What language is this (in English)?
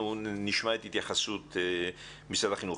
Hebrew